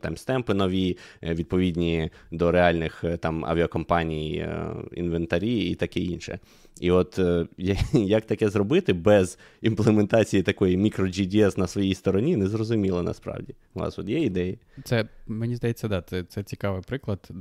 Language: Ukrainian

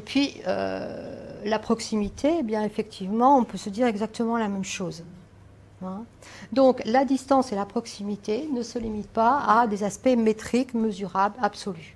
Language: French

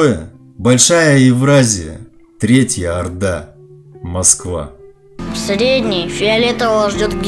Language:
Russian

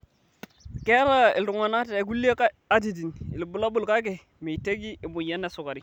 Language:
Masai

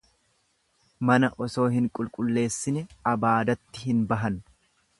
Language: Oromo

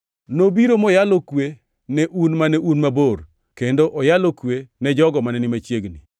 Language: Luo (Kenya and Tanzania)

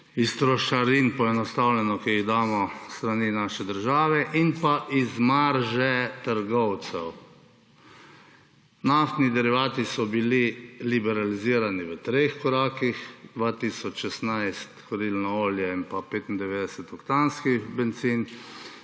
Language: Slovenian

